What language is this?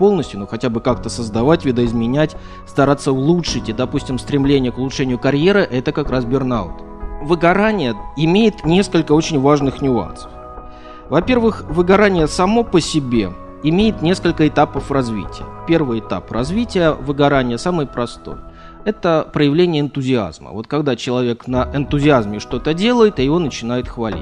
Russian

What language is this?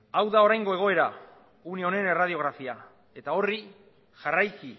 Basque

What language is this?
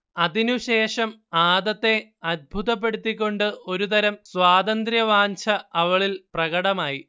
Malayalam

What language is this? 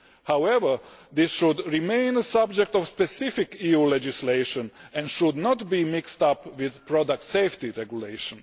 English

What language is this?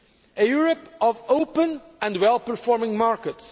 English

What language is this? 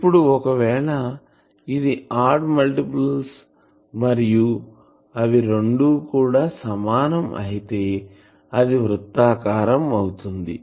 Telugu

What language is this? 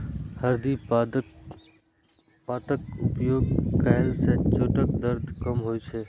Maithili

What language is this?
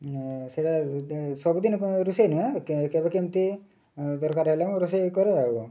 Odia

